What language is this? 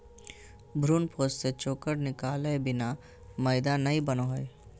Magahi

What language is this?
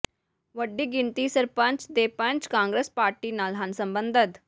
Punjabi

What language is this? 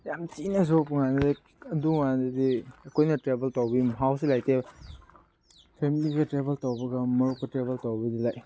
Manipuri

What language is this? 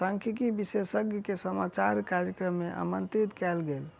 Maithili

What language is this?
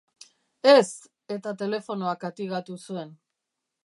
Basque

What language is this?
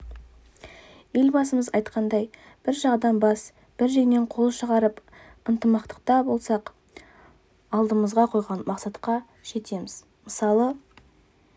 Kazakh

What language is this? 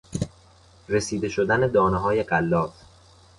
Persian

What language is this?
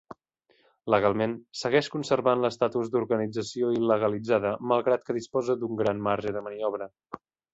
Catalan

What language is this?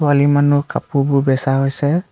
Assamese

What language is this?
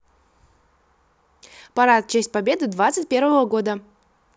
Russian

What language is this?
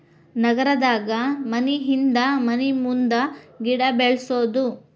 Kannada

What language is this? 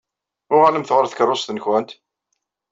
Kabyle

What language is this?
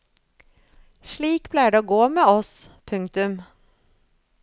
Norwegian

